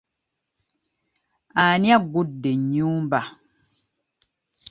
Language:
Ganda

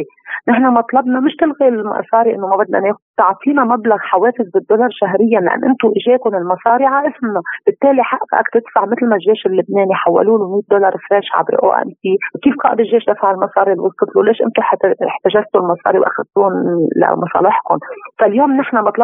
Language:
Arabic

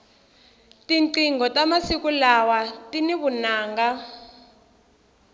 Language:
Tsonga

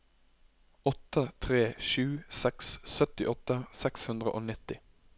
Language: Norwegian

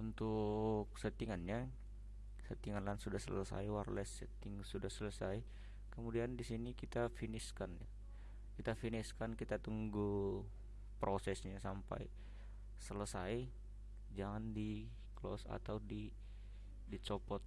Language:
Indonesian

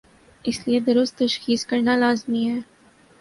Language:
Urdu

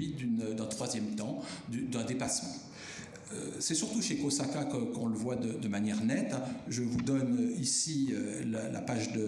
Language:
French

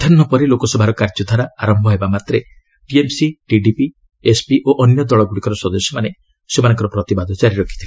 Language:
Odia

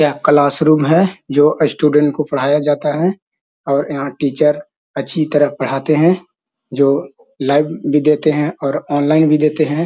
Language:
Magahi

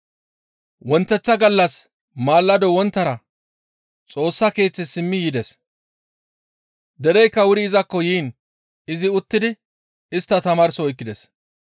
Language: Gamo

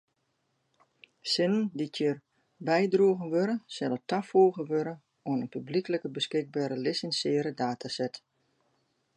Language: Western Frisian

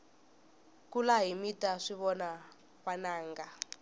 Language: Tsonga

